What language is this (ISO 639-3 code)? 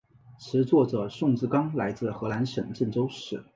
zho